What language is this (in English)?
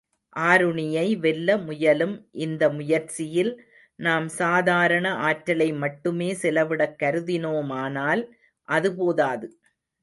Tamil